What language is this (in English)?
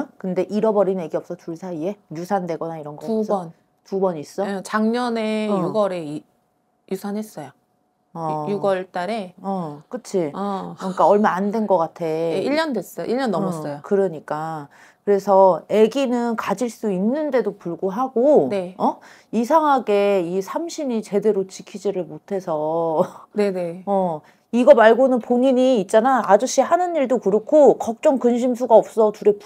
Korean